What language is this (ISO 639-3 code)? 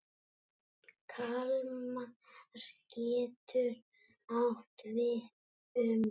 isl